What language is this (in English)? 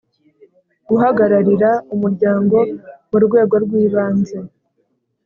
Kinyarwanda